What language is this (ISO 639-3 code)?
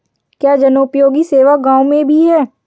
hin